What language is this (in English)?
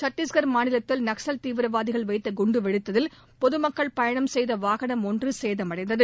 Tamil